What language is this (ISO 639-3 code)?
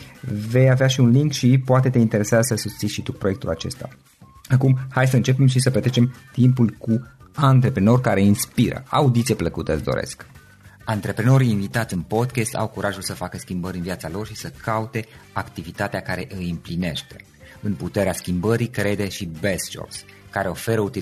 ron